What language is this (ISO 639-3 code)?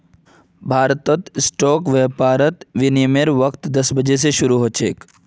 mag